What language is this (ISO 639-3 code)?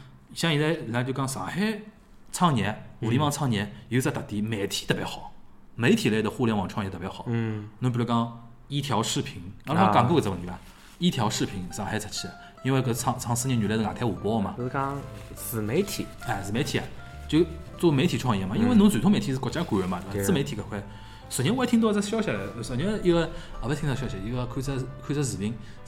zho